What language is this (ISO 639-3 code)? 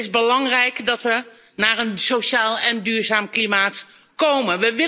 nld